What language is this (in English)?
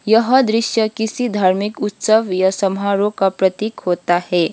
Hindi